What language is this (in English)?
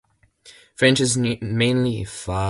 English